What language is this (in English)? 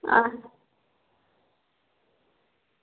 Dogri